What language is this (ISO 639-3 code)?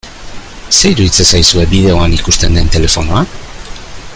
eus